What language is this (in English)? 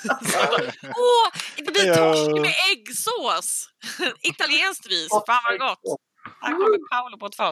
Swedish